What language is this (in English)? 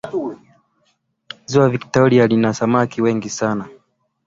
Swahili